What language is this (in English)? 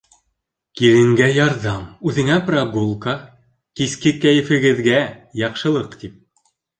Bashkir